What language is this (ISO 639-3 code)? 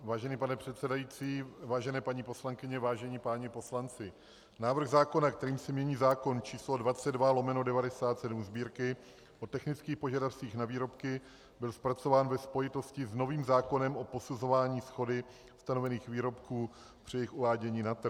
ces